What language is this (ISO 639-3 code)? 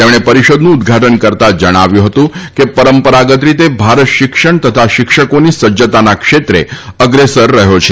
guj